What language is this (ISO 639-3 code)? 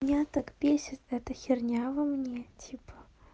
rus